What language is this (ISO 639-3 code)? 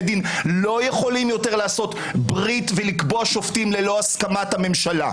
heb